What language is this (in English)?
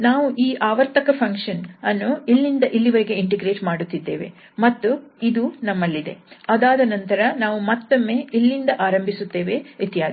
Kannada